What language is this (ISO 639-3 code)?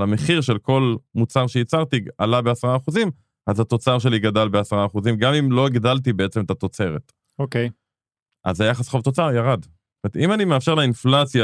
heb